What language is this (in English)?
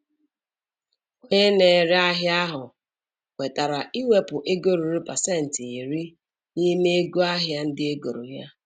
Igbo